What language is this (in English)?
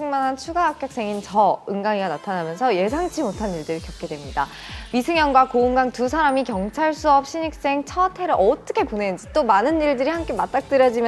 Korean